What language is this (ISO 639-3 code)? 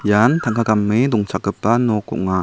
grt